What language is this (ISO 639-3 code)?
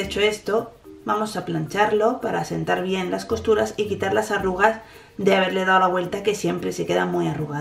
spa